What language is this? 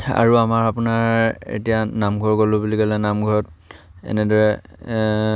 Assamese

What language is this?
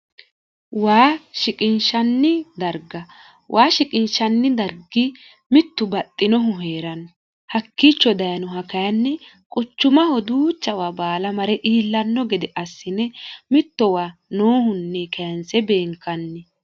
Sidamo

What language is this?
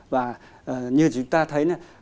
Vietnamese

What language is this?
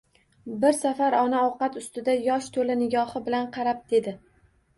Uzbek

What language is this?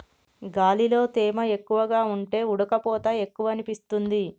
Telugu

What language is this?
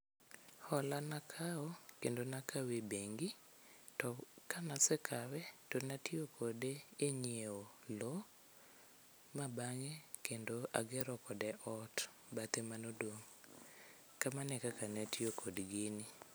Luo (Kenya and Tanzania)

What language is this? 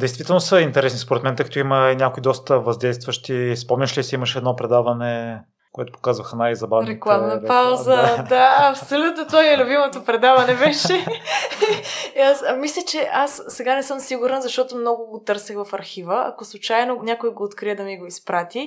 Bulgarian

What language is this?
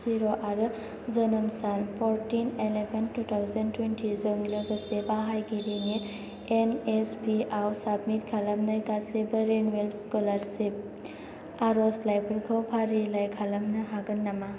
Bodo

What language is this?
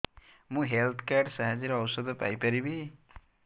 Odia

